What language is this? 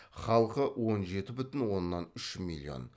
Kazakh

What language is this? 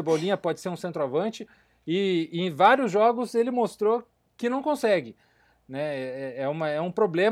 Portuguese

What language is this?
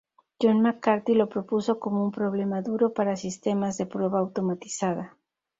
Spanish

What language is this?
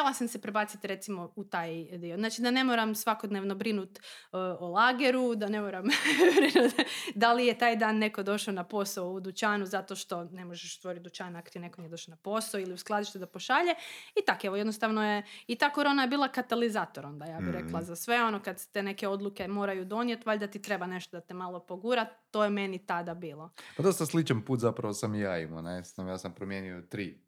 Croatian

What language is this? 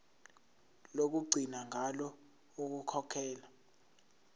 Zulu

